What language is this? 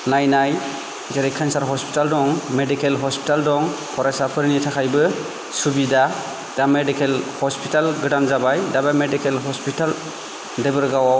Bodo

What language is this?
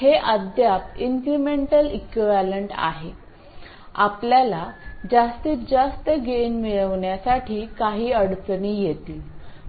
Marathi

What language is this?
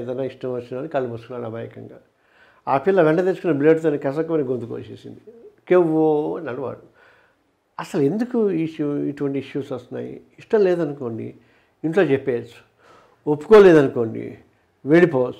Telugu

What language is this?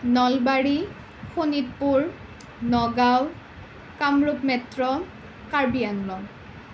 Assamese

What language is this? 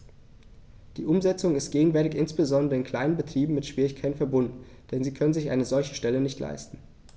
German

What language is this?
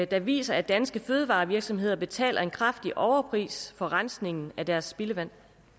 Danish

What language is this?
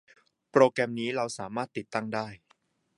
Thai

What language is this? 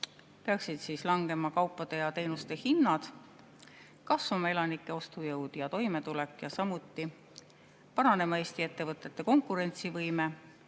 Estonian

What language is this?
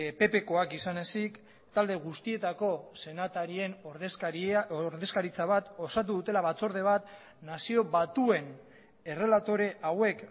Basque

